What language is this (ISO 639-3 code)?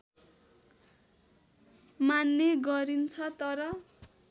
nep